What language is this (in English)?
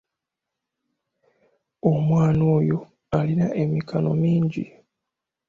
Ganda